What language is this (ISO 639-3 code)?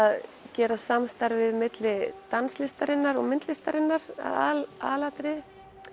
isl